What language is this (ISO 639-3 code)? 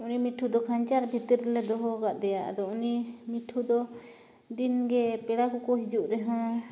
sat